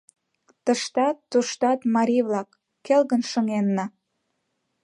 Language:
Mari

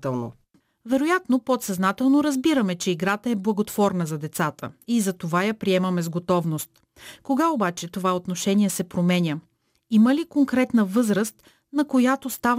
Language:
Bulgarian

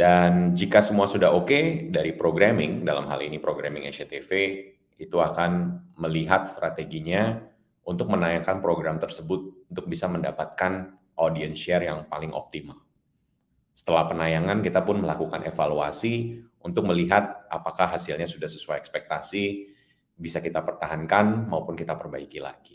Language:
Indonesian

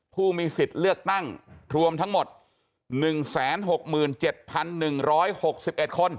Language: Thai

